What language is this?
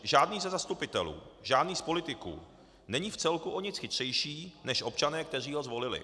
Czech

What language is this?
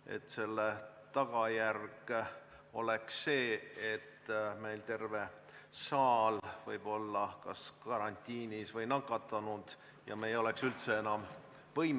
Estonian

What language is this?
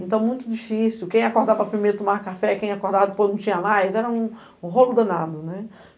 Portuguese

